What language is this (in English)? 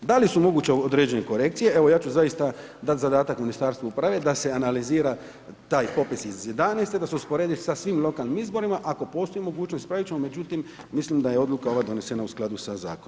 Croatian